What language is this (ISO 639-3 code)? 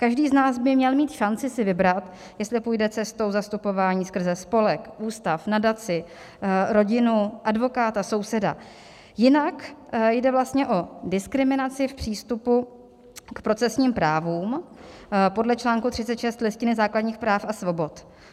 ces